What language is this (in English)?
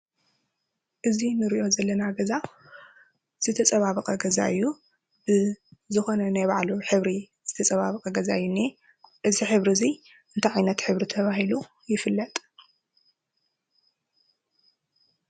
Tigrinya